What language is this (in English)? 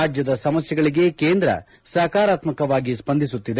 Kannada